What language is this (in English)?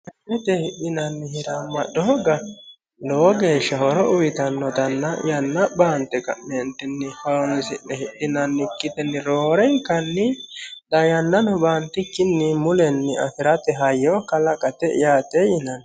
Sidamo